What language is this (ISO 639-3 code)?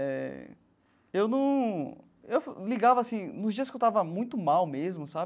por